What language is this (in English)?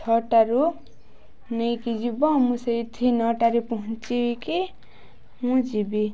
Odia